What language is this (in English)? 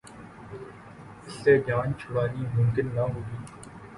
Urdu